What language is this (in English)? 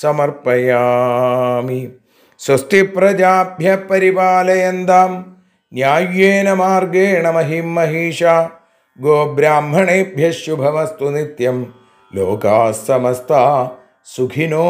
Hindi